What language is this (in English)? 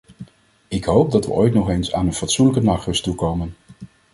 Dutch